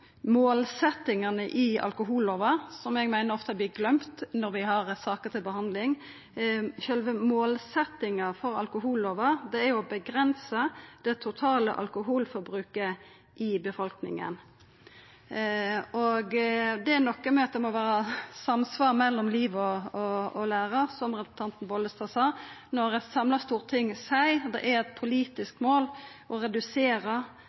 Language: Norwegian Nynorsk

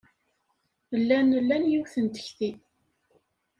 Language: Kabyle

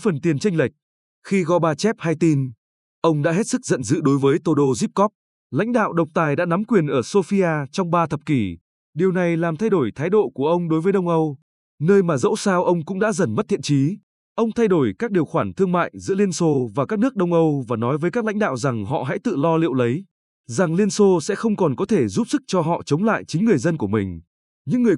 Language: Vietnamese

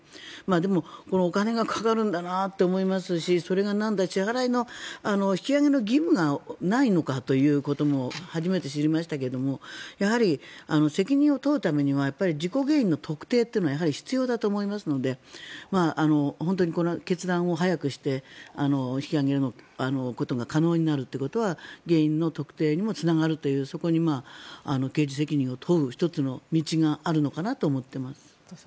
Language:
Japanese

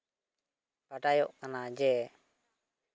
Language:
Santali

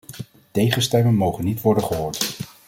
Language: Dutch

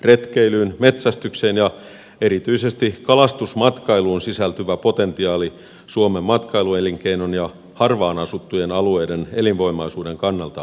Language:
Finnish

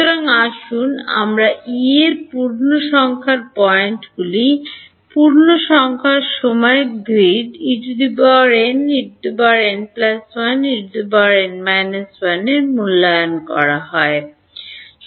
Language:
Bangla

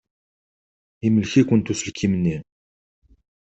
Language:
Kabyle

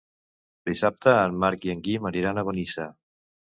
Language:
Catalan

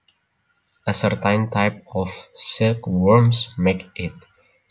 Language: Javanese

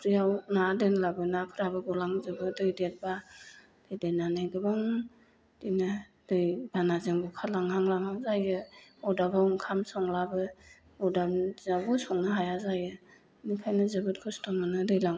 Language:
Bodo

